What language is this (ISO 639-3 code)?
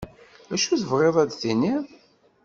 kab